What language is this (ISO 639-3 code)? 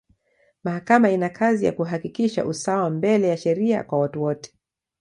swa